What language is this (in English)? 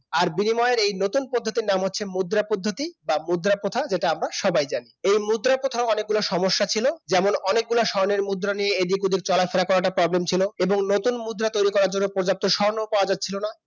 Bangla